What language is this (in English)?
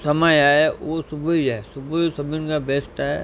Sindhi